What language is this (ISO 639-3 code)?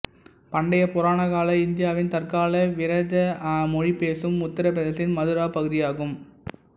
tam